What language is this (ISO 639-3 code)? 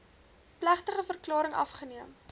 afr